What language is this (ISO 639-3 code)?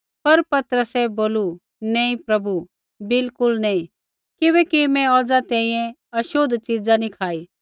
kfx